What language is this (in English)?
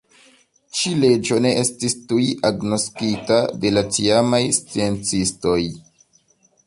Esperanto